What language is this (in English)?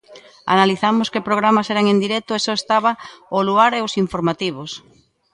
Galician